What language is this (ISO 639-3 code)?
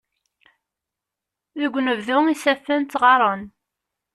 kab